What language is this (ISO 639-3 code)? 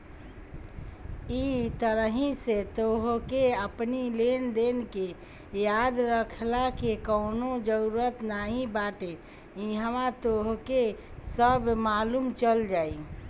bho